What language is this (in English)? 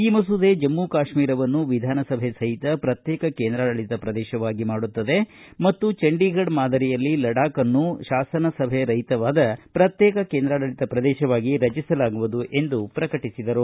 Kannada